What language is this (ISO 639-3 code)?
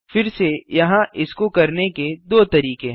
hin